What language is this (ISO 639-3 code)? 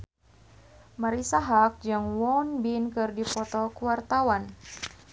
sun